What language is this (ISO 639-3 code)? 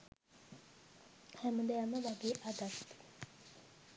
sin